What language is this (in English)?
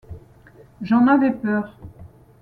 French